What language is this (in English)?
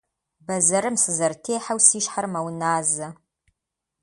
Kabardian